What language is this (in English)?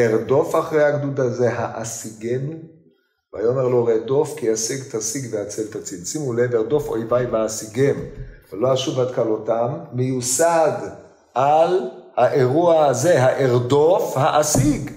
Hebrew